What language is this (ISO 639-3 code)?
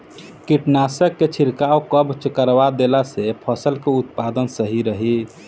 bho